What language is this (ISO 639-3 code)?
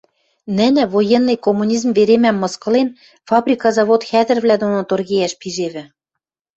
mrj